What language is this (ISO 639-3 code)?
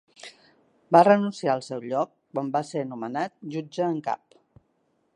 cat